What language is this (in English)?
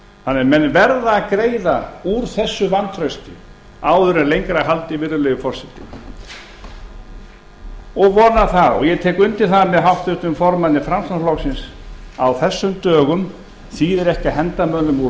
Icelandic